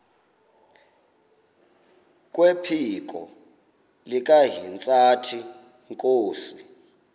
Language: Xhosa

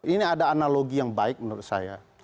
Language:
Indonesian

